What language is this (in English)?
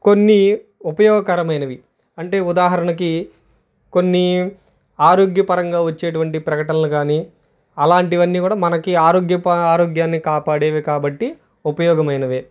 Telugu